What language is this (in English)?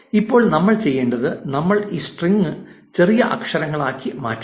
Malayalam